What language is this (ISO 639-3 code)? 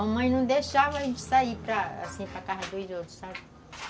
por